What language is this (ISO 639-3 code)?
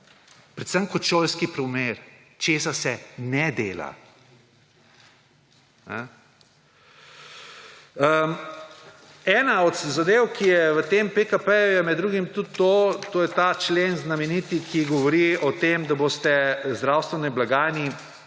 slv